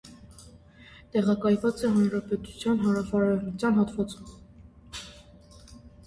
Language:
Armenian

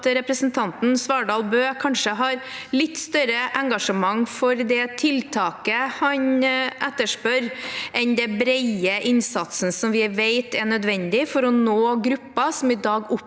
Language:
Norwegian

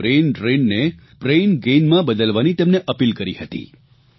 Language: Gujarati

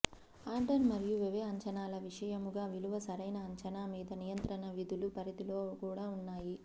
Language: Telugu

